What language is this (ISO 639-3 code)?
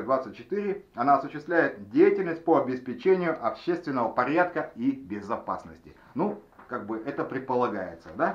rus